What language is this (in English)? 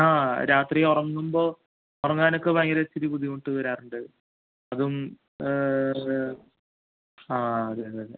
Malayalam